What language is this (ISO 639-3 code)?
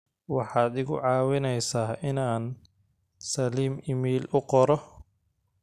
som